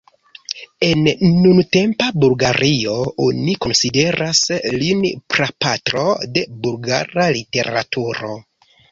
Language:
Esperanto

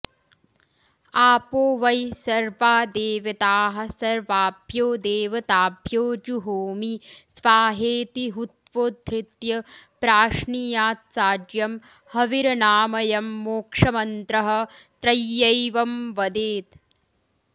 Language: Sanskrit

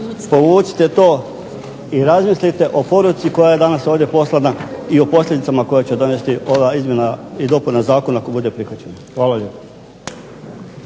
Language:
Croatian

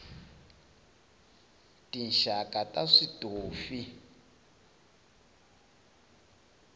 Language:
Tsonga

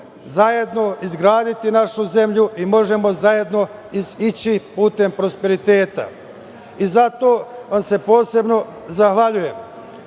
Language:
Serbian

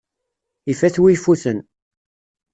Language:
Kabyle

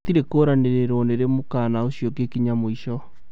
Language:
Kikuyu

